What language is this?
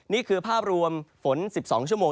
Thai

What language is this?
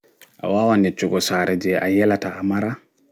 Fula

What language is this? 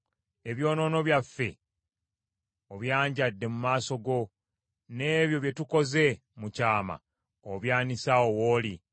Ganda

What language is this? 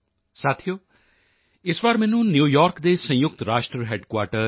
Punjabi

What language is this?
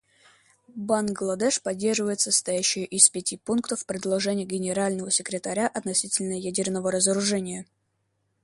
Russian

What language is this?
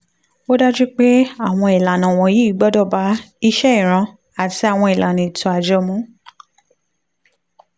Yoruba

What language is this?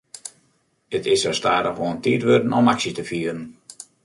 Western Frisian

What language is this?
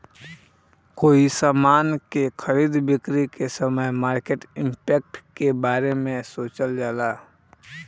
Bhojpuri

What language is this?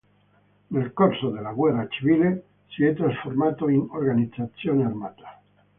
Italian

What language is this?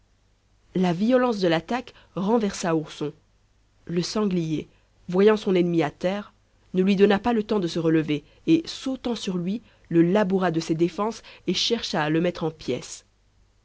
French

